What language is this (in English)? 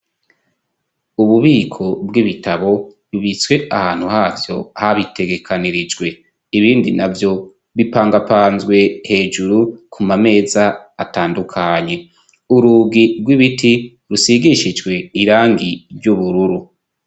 Rundi